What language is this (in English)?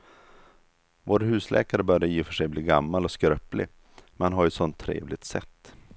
Swedish